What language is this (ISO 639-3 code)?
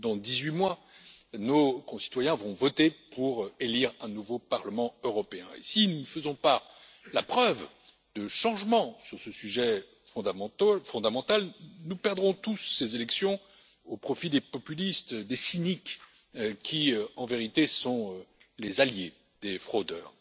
fra